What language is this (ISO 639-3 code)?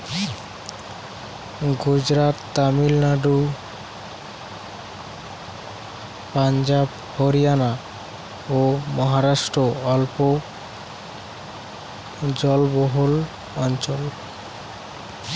ben